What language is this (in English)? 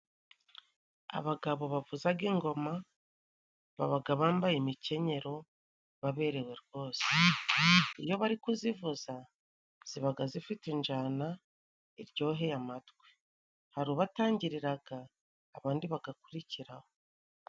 Kinyarwanda